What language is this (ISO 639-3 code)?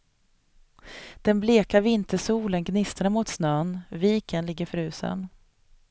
swe